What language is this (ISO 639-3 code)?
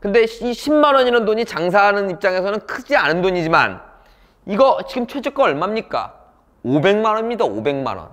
kor